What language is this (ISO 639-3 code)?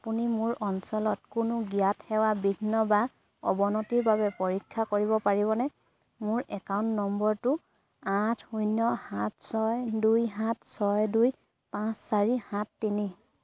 asm